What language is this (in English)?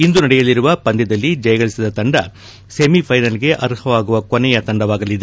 Kannada